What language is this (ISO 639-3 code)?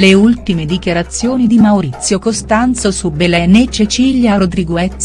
ita